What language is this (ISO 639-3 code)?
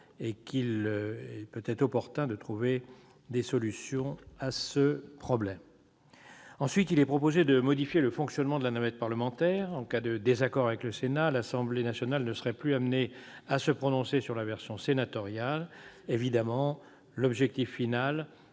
fra